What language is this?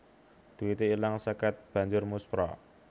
Javanese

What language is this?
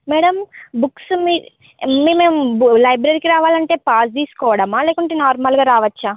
Telugu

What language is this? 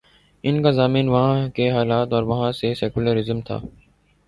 Urdu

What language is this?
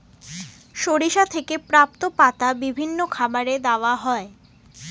Bangla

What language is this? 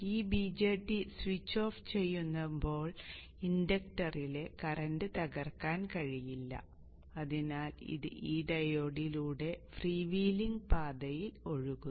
Malayalam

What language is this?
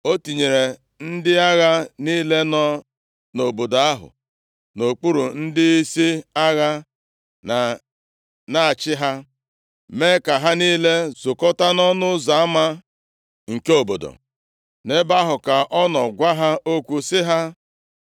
Igbo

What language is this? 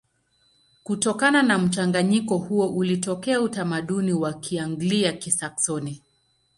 Swahili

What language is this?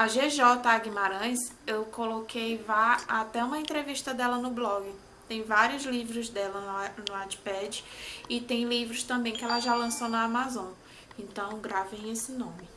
Portuguese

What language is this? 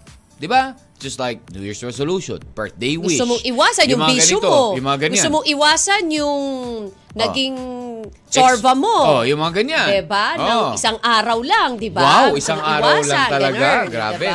Filipino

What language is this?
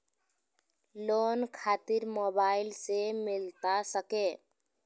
Magahi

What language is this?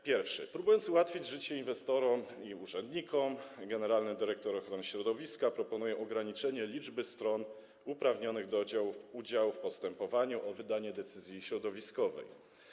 Polish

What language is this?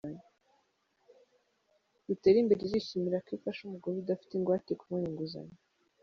Kinyarwanda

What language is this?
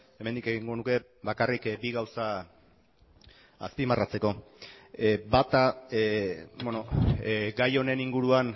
Basque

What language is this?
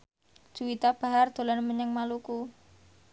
Javanese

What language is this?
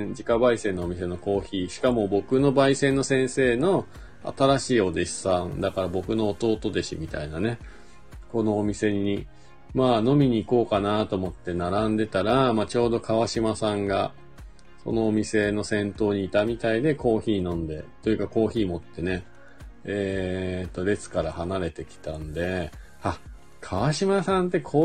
Japanese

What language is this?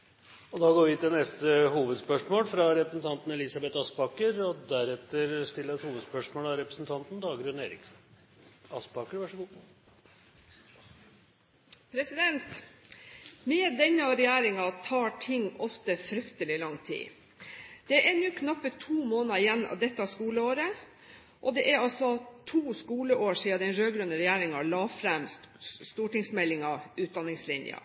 Norwegian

